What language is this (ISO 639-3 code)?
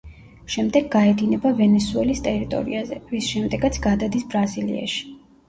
kat